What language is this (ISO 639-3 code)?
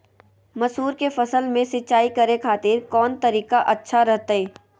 mag